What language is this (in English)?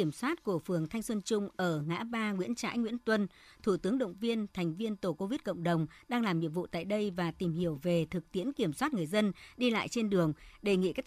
Vietnamese